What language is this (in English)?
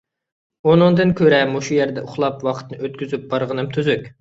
Uyghur